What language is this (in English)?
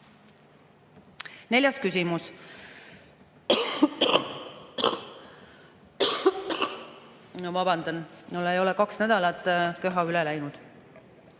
Estonian